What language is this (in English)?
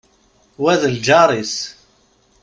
Kabyle